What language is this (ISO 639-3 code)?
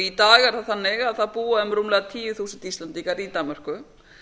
isl